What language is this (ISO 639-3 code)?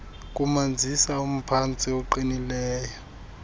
xho